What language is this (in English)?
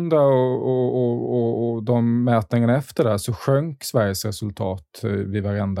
Swedish